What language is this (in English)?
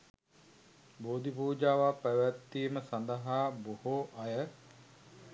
Sinhala